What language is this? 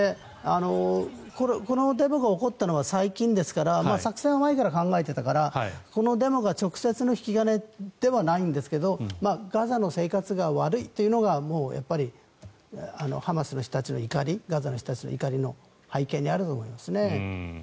Japanese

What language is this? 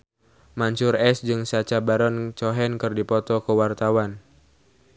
Sundanese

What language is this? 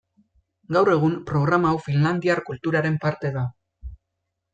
Basque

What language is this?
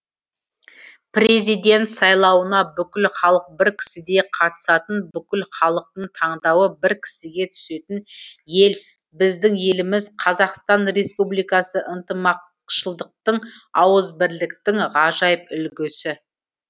Kazakh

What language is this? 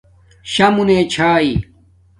Domaaki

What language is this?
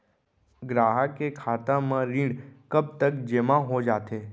Chhattisgarhi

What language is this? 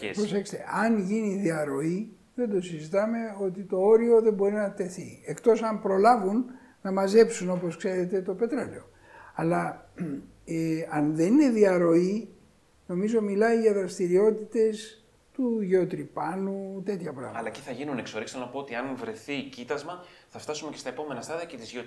Greek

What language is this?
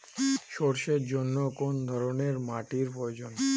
Bangla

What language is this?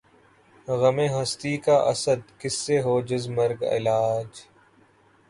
Urdu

